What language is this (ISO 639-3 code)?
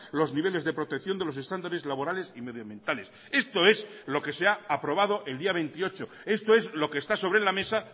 spa